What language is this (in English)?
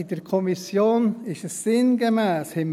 Swiss German